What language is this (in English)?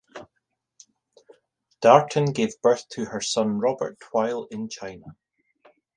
English